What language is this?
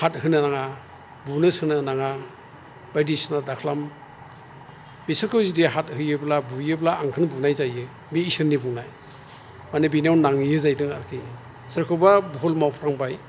Bodo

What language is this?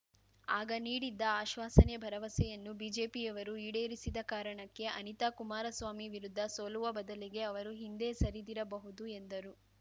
Kannada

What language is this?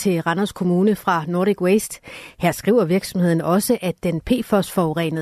Danish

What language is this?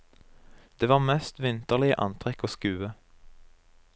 Norwegian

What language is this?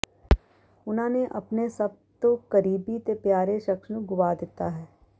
Punjabi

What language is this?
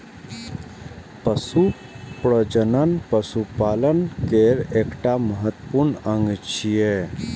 Maithili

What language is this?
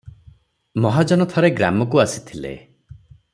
Odia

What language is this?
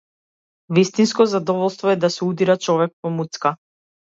Macedonian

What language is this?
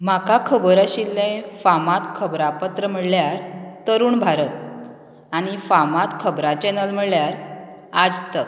Konkani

